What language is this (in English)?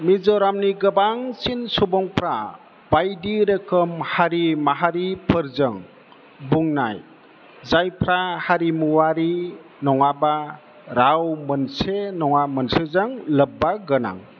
Bodo